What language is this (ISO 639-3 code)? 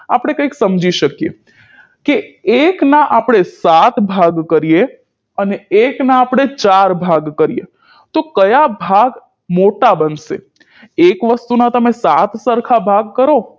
guj